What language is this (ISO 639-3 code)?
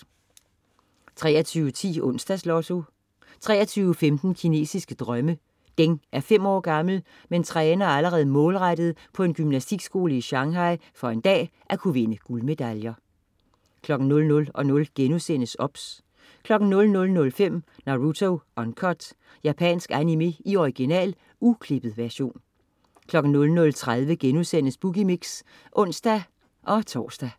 dan